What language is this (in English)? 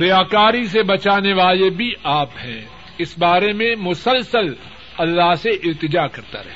Urdu